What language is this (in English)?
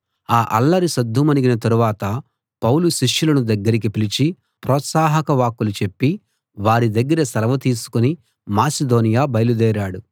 Telugu